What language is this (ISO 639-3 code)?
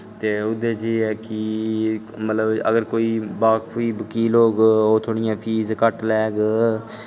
doi